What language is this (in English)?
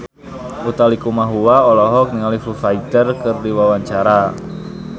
Sundanese